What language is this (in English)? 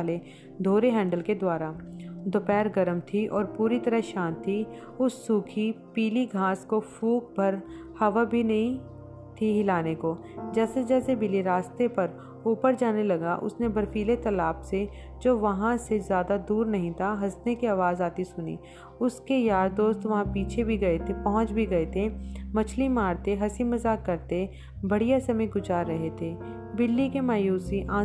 Hindi